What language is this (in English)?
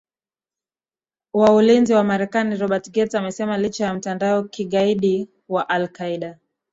Swahili